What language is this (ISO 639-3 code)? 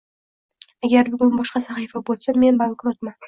uzb